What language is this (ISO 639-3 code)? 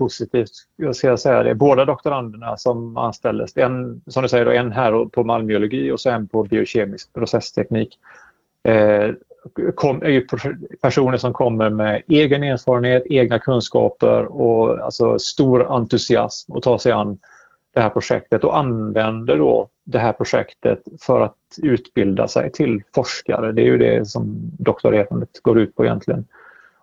swe